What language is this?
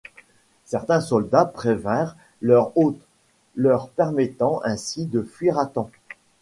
French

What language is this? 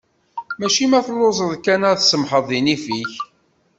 Kabyle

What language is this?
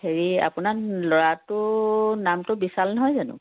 Assamese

